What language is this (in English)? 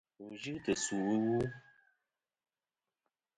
Kom